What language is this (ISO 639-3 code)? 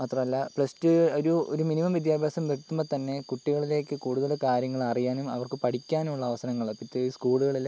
mal